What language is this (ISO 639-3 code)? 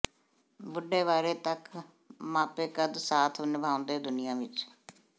pan